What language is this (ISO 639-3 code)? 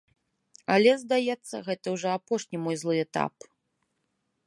bel